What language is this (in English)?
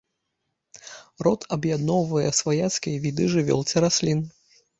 Belarusian